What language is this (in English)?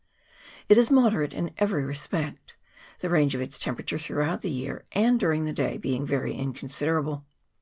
English